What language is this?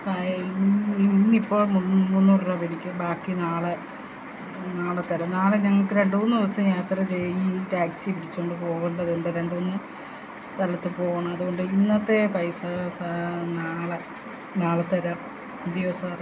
Malayalam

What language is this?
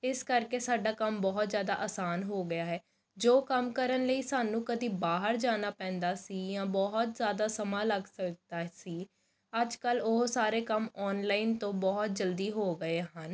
Punjabi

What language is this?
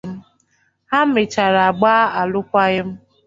Igbo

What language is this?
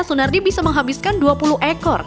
Indonesian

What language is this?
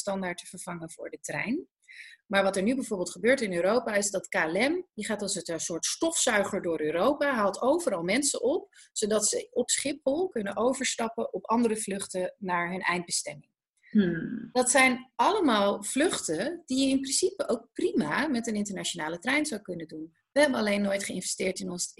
Dutch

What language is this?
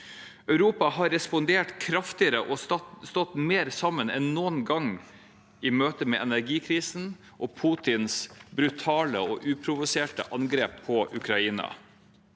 Norwegian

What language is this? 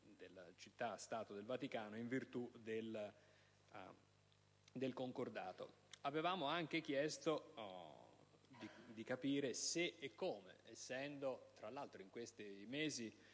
Italian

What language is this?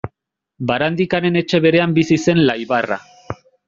Basque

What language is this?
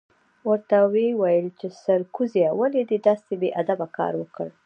Pashto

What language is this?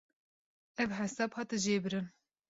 Kurdish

